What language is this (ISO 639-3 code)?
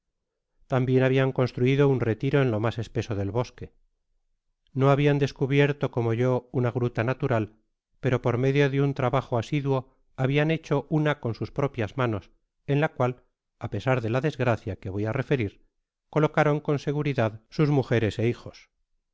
spa